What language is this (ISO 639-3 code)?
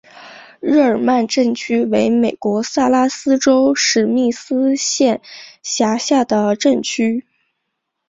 zho